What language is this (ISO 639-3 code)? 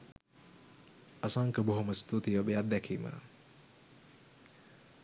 sin